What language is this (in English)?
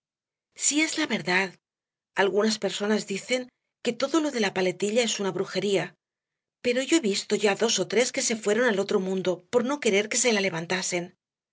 Spanish